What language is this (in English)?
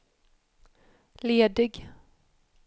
Swedish